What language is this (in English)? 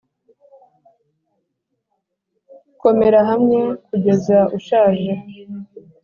Kinyarwanda